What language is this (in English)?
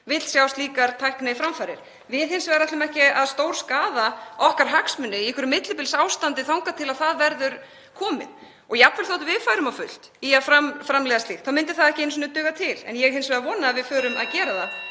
Icelandic